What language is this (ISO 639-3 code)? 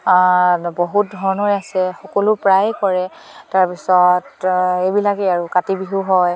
asm